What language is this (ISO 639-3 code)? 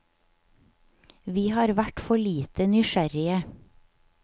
nor